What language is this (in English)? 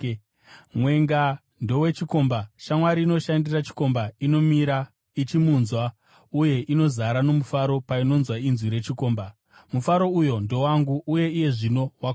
Shona